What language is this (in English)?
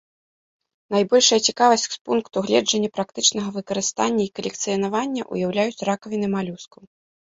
Belarusian